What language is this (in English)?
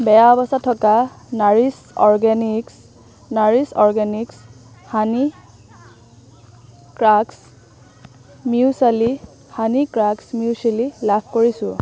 Assamese